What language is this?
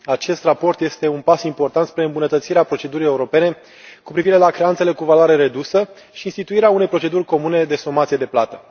Romanian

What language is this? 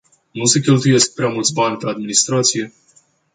Romanian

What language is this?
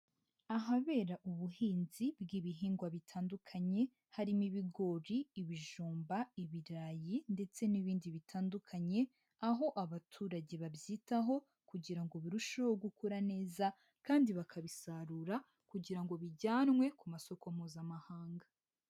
Kinyarwanda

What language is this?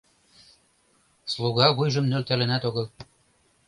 Mari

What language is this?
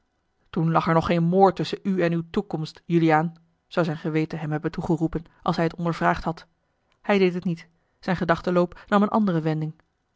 Dutch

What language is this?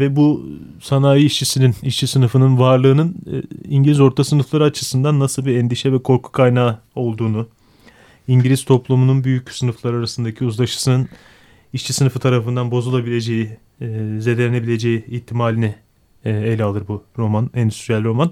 Turkish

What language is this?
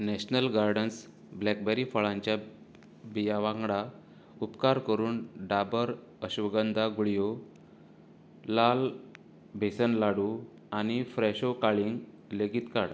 Konkani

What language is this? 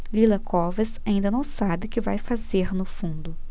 Portuguese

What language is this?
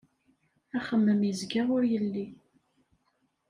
Kabyle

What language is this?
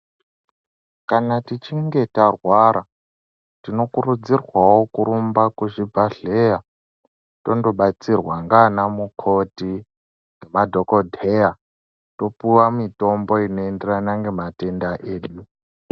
Ndau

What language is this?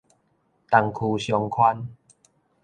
Min Nan Chinese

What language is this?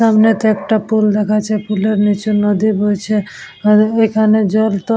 Bangla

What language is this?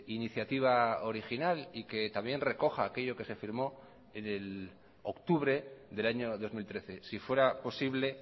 Spanish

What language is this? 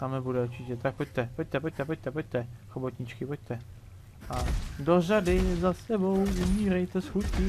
Czech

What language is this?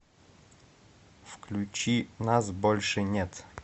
Russian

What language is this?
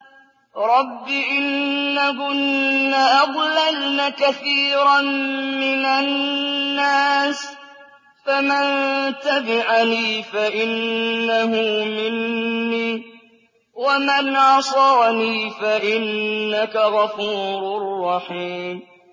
Arabic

